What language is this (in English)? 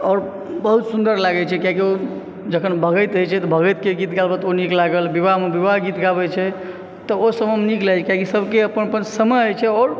Maithili